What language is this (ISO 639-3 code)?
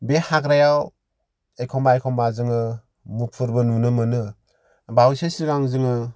brx